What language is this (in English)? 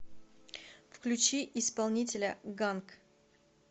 Russian